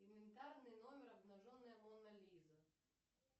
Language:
Russian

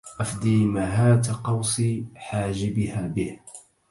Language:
Arabic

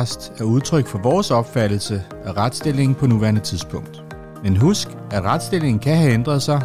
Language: Danish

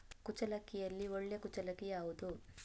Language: Kannada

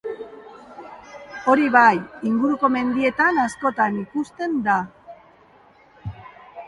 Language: Basque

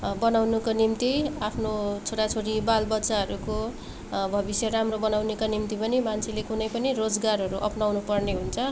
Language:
Nepali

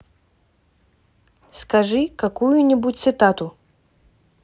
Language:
Russian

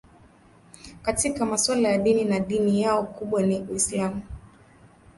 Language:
Swahili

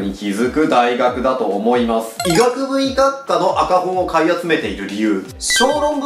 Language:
Japanese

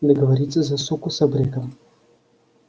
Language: Russian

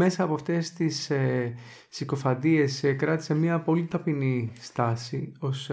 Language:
Greek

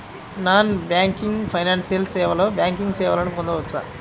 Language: Telugu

